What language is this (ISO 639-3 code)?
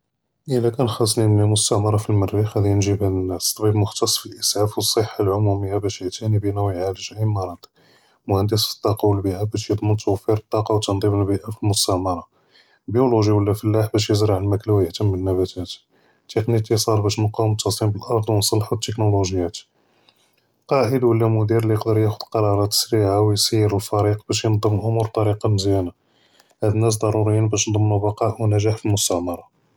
jrb